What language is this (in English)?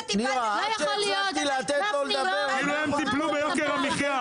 Hebrew